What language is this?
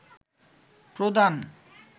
Bangla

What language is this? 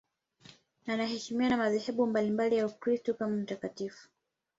Swahili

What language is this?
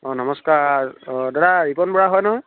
Assamese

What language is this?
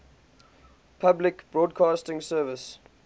English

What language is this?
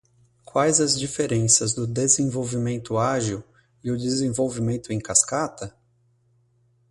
Portuguese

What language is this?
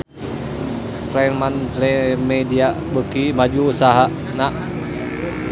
Sundanese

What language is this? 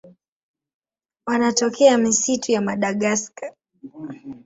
Swahili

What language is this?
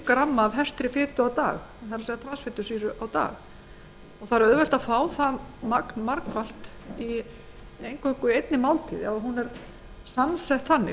Icelandic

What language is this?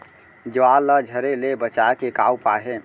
Chhattisgarhi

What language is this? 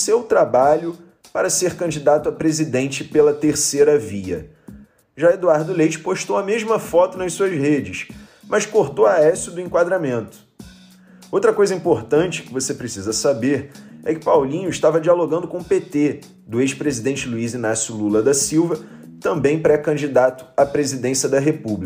Portuguese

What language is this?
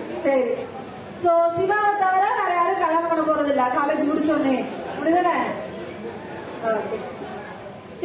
Tamil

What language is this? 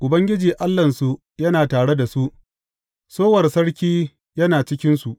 Hausa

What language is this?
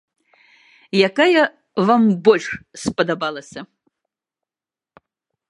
Belarusian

